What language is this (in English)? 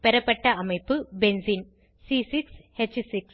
Tamil